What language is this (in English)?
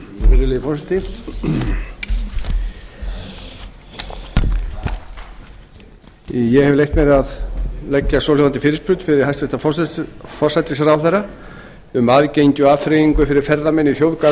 Icelandic